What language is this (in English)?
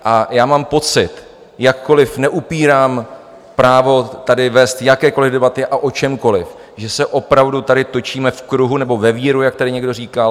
Czech